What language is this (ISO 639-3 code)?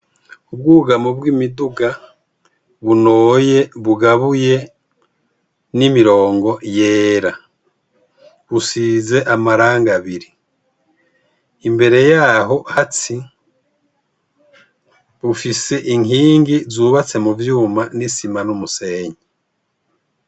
run